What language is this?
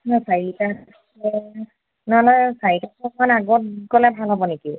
Assamese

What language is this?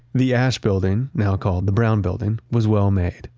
English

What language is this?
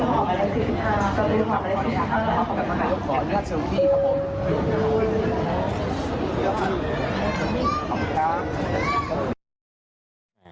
Thai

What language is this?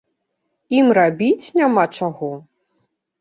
Belarusian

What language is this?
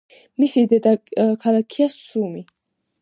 Georgian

